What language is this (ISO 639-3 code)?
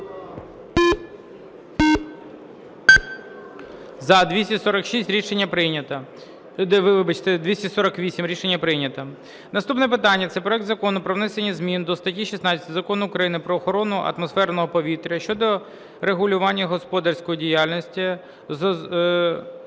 ukr